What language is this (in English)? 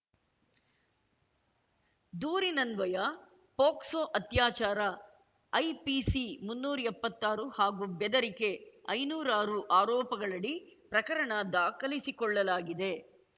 Kannada